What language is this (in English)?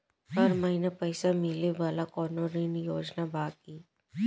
Bhojpuri